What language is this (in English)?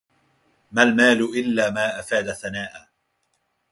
Arabic